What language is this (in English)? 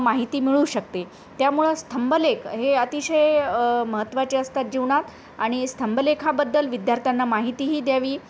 Marathi